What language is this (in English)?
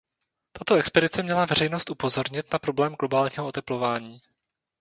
Czech